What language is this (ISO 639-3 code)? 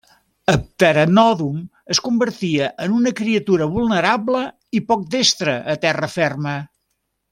cat